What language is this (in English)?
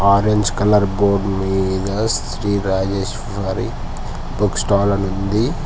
Telugu